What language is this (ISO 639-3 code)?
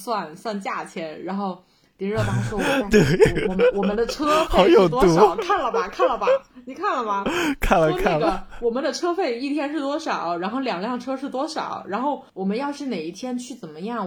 zho